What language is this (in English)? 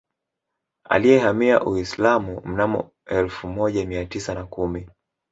Swahili